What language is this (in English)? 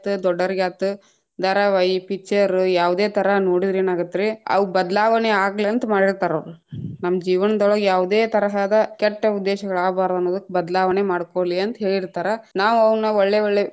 Kannada